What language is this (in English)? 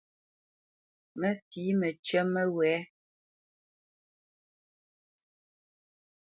Bamenyam